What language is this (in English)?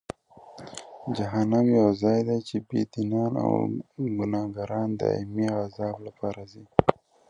Pashto